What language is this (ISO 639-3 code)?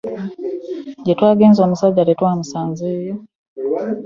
lug